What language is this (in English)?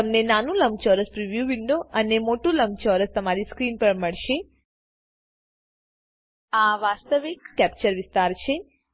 Gujarati